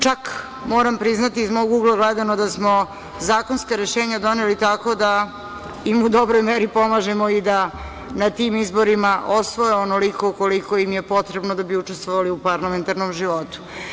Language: Serbian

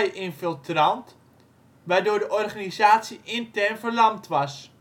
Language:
Dutch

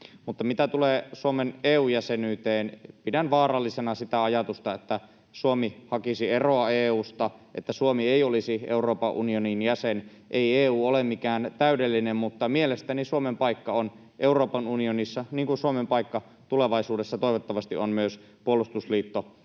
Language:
Finnish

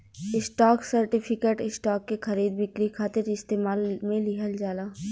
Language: Bhojpuri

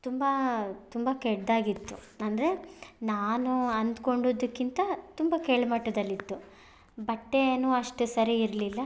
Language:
Kannada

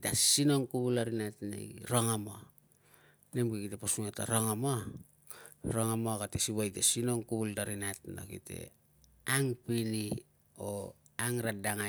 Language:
Tungag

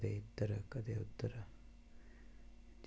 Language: Dogri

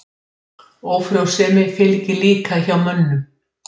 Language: Icelandic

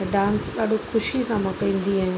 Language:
Sindhi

